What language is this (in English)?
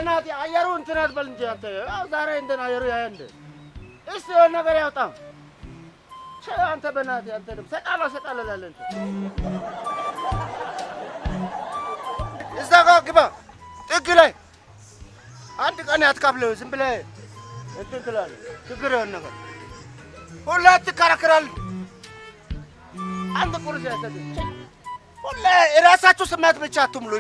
Amharic